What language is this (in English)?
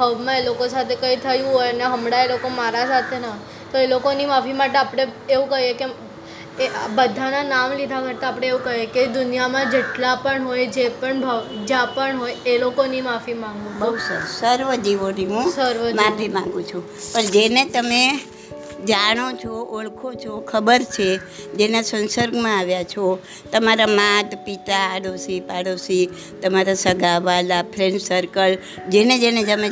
Gujarati